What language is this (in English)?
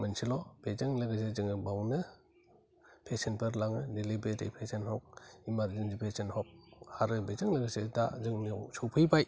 Bodo